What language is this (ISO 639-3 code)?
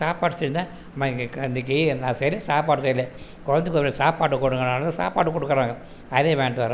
tam